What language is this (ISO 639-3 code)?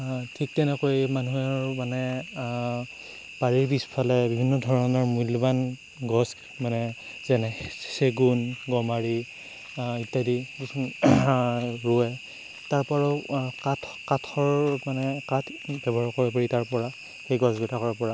asm